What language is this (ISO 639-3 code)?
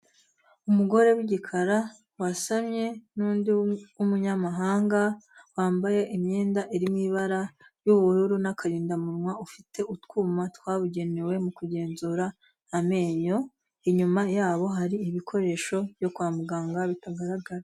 kin